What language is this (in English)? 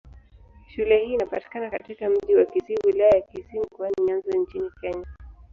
Swahili